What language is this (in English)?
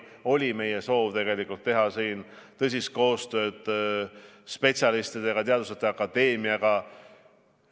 Estonian